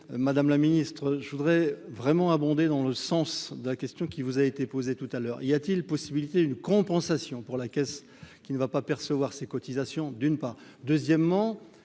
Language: French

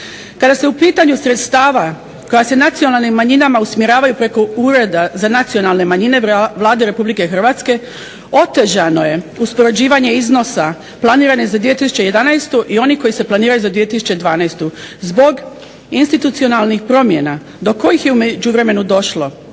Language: Croatian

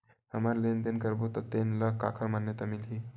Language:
Chhattisgarhi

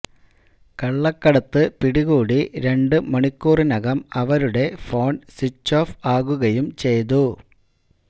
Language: Malayalam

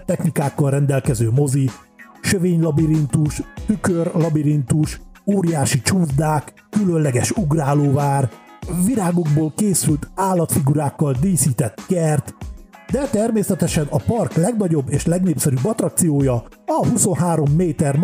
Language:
Hungarian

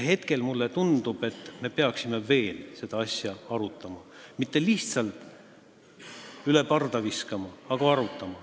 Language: Estonian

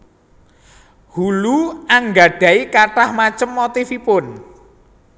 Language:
Javanese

